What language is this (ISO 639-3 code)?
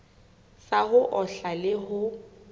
sot